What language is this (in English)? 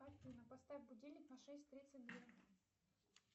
Russian